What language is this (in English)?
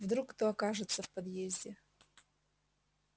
Russian